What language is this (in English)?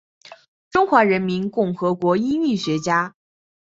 Chinese